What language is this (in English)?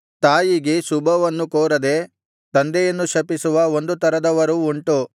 Kannada